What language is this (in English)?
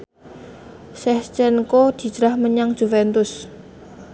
Javanese